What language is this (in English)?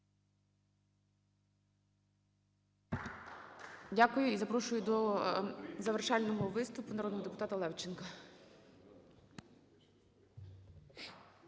Ukrainian